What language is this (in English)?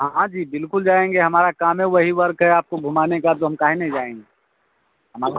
Hindi